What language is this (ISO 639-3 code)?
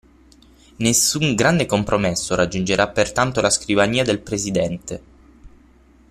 ita